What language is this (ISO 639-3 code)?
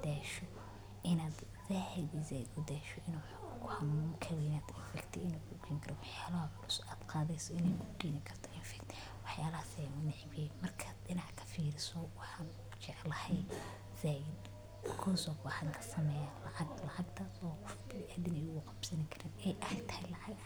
som